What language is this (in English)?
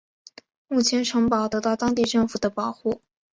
Chinese